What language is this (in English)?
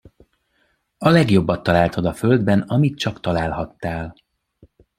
Hungarian